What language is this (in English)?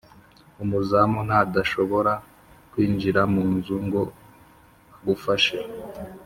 Kinyarwanda